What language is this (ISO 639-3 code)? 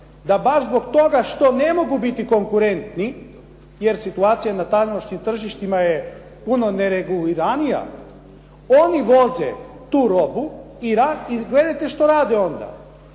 hrv